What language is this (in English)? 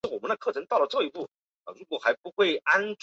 Chinese